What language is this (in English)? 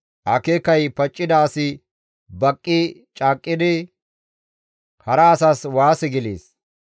Gamo